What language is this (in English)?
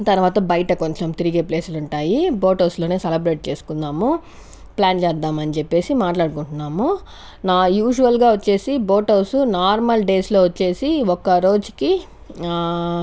Telugu